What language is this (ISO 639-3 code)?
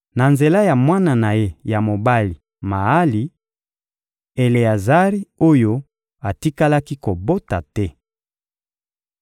lin